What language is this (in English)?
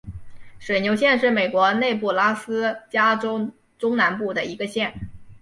Chinese